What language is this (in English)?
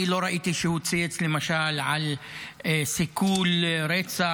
Hebrew